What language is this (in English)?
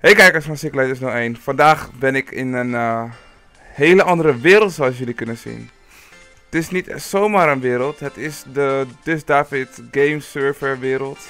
Dutch